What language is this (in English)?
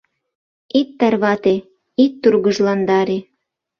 Mari